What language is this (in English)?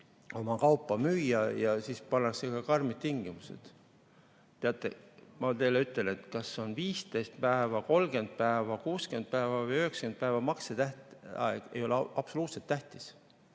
Estonian